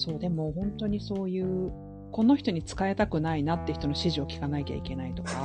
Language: Japanese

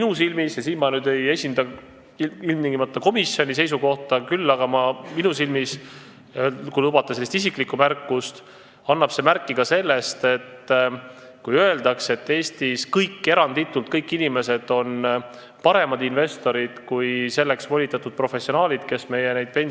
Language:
Estonian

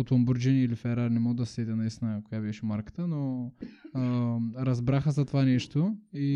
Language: Bulgarian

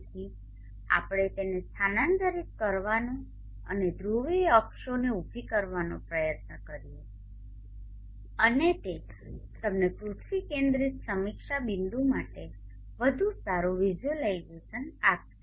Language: Gujarati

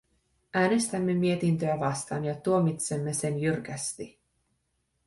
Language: Finnish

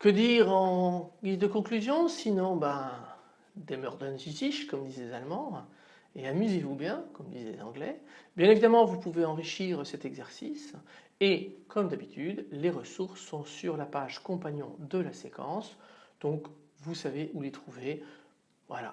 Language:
French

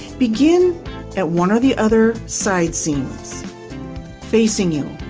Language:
English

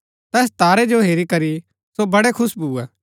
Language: Gaddi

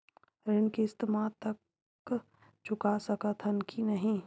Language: Chhattisgarhi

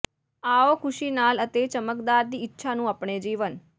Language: Punjabi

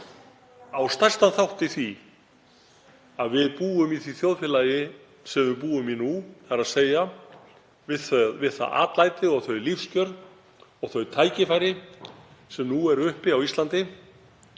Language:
Icelandic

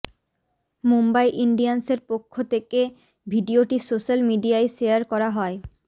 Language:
Bangla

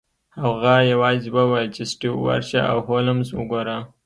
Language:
Pashto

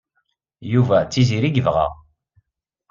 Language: Kabyle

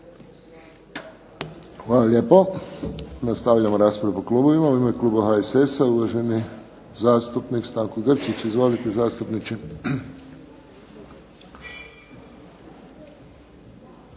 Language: Croatian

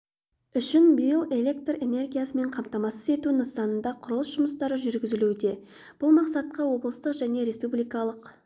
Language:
Kazakh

